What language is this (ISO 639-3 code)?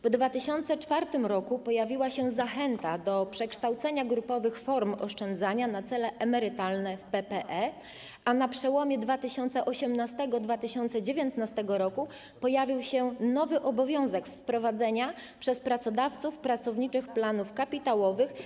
pol